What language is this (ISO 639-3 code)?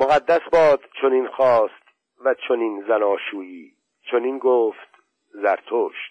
fas